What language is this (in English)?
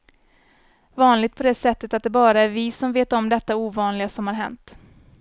Swedish